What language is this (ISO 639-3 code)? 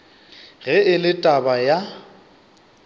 nso